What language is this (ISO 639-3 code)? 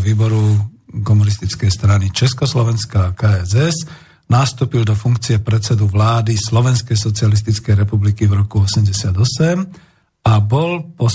slk